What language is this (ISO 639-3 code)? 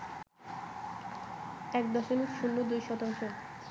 ben